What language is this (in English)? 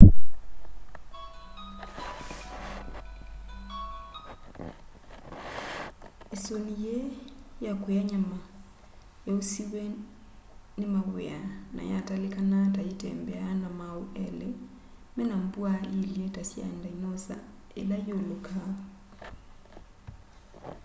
Kamba